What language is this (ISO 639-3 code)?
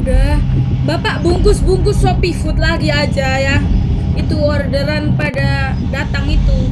ind